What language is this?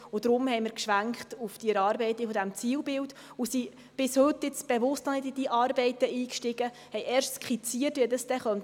Swiss German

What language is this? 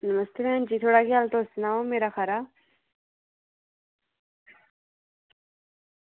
Dogri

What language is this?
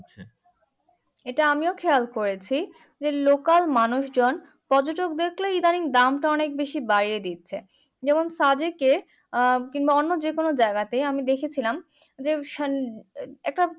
Bangla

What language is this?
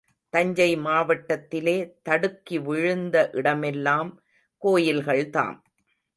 Tamil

